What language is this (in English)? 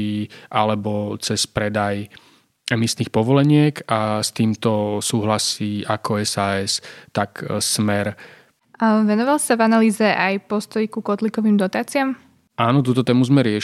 Slovak